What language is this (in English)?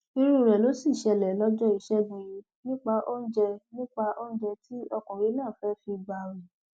Yoruba